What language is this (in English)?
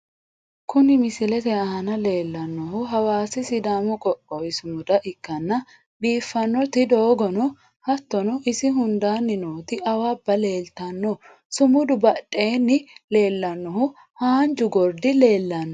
Sidamo